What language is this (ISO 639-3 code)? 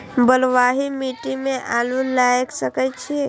mai